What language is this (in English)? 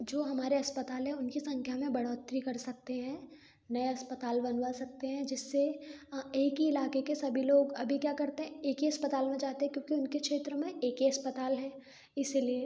Hindi